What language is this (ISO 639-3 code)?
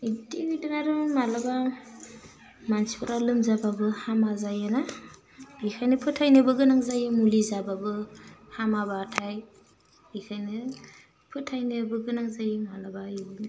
brx